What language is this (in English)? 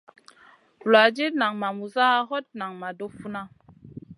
Masana